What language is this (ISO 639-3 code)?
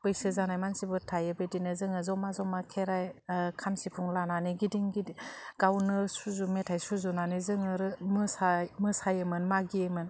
brx